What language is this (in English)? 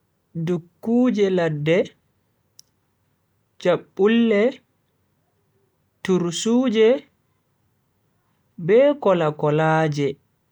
Bagirmi Fulfulde